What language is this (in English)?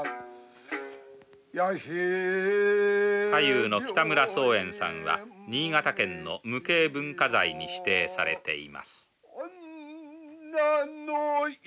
Japanese